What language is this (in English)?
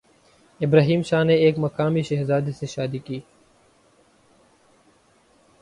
Urdu